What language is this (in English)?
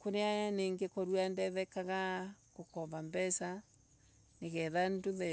Embu